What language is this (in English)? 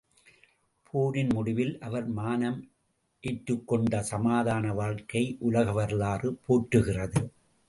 Tamil